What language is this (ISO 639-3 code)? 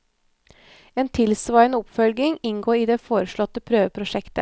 nor